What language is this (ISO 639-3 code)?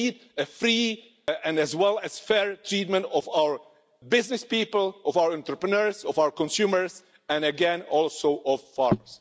eng